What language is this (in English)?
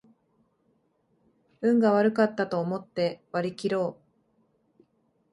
Japanese